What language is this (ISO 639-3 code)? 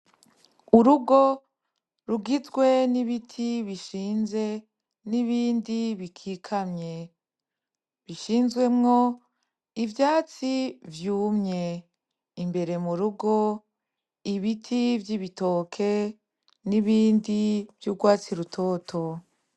run